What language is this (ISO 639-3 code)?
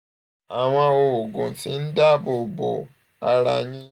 yor